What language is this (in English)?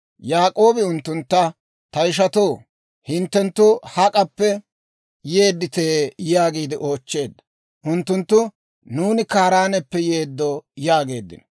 Dawro